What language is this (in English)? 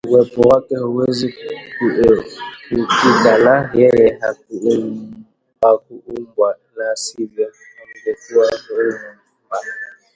Swahili